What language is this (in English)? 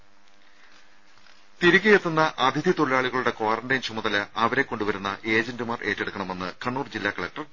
Malayalam